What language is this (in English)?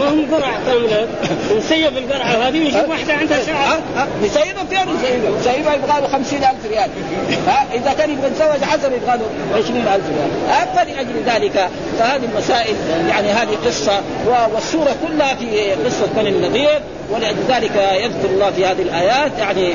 Arabic